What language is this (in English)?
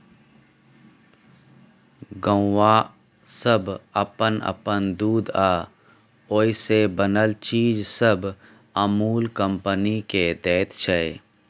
Maithili